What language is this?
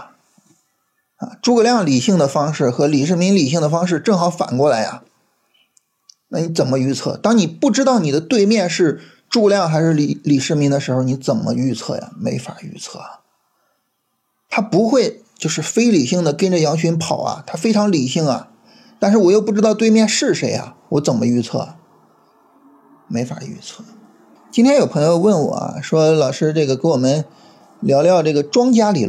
Chinese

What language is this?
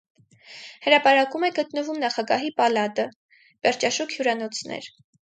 Armenian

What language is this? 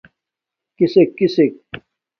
Domaaki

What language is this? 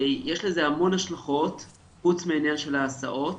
Hebrew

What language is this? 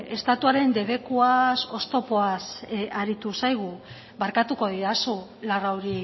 Basque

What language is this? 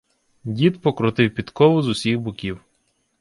Ukrainian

